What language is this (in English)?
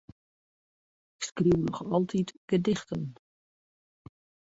Western Frisian